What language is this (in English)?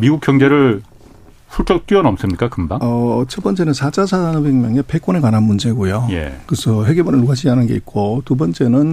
Korean